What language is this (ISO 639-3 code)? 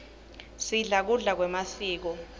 ssw